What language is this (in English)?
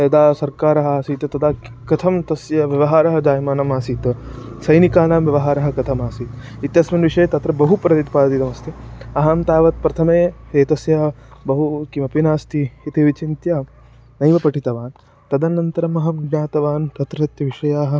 Sanskrit